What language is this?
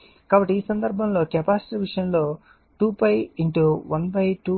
Telugu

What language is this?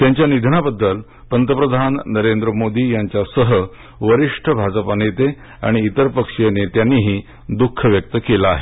Marathi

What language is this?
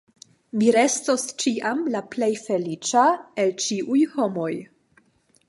Esperanto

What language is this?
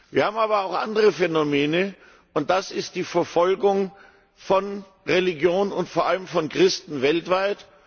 German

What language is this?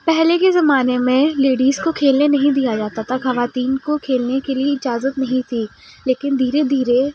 Urdu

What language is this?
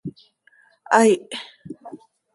Seri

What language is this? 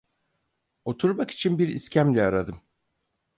Turkish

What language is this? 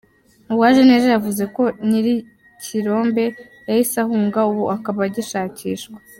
Kinyarwanda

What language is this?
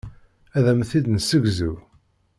Kabyle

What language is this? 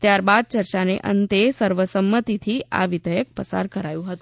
Gujarati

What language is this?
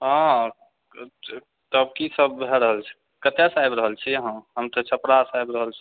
Maithili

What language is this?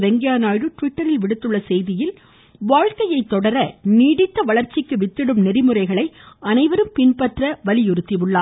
Tamil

